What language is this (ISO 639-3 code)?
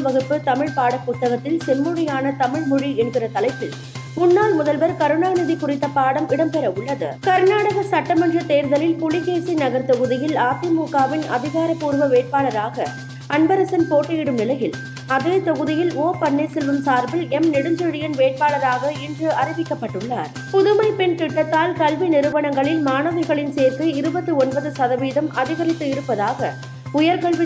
tam